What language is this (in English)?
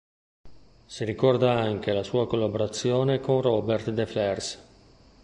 Italian